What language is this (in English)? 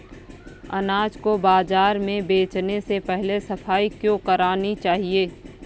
Hindi